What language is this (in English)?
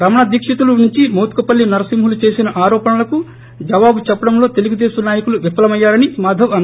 Telugu